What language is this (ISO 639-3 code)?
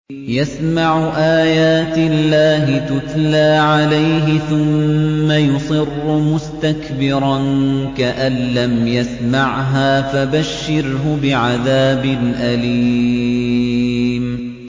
ara